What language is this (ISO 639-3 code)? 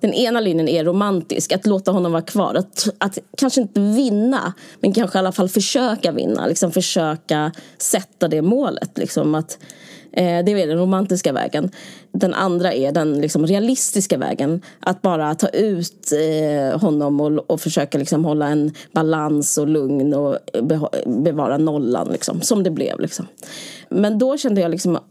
swe